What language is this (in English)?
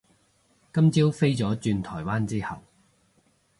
Cantonese